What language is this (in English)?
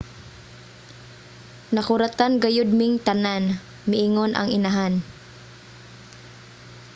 Cebuano